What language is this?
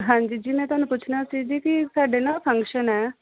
Punjabi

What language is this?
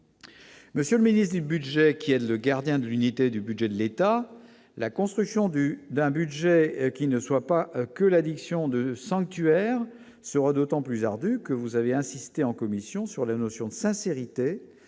French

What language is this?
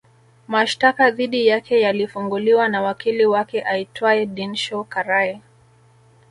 Swahili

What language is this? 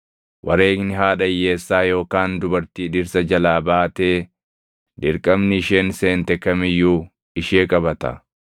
Oromo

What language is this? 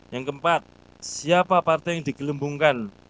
Indonesian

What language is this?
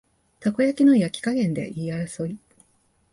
Japanese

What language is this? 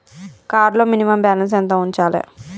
Telugu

